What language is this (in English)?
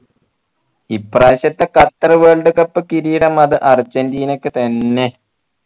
Malayalam